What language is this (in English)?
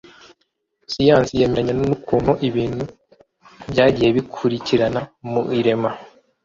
Kinyarwanda